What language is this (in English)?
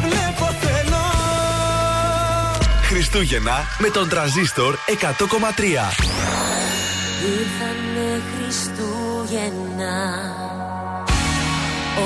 Greek